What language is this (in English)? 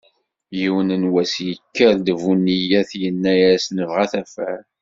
Kabyle